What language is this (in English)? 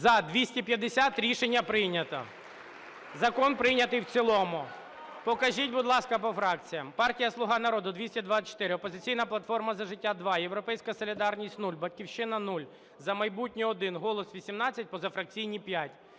Ukrainian